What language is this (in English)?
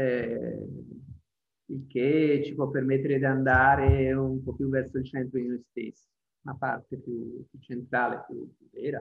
Italian